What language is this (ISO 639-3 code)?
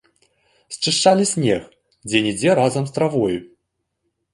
bel